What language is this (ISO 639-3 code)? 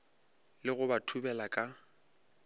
nso